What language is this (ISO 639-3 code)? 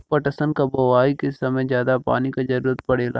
bho